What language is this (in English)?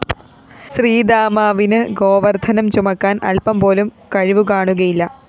Malayalam